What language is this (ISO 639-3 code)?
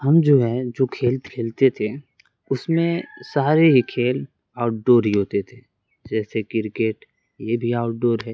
urd